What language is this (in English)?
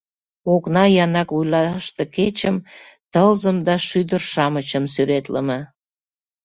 Mari